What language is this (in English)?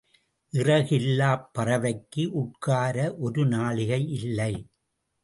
Tamil